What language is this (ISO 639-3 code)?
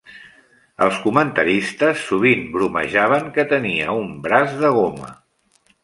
cat